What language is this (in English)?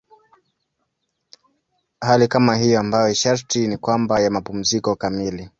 Swahili